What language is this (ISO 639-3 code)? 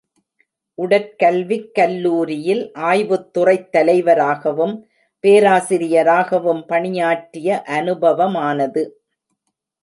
tam